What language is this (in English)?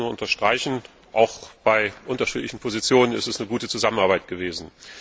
German